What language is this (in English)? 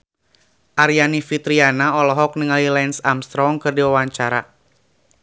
Sundanese